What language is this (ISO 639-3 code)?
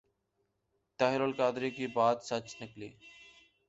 urd